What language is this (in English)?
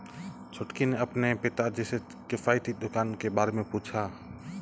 Hindi